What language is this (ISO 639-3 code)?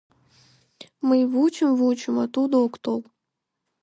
chm